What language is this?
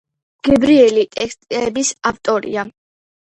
Georgian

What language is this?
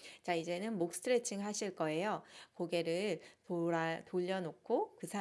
Korean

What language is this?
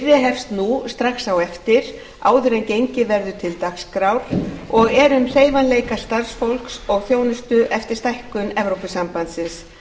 Icelandic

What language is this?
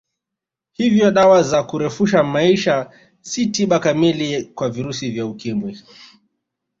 Swahili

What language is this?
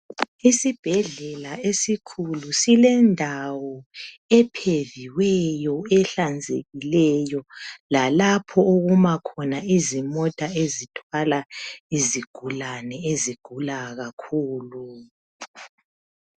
North Ndebele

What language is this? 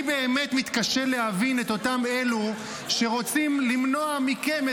Hebrew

